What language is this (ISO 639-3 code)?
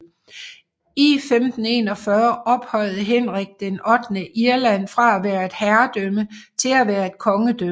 dan